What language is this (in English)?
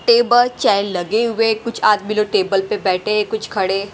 Hindi